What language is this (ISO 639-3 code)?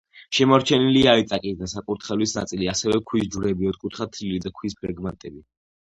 kat